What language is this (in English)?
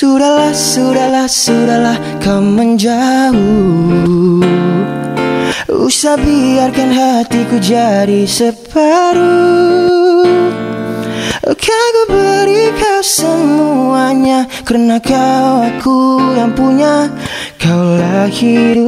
Malay